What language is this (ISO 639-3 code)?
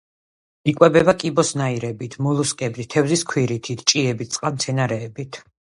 kat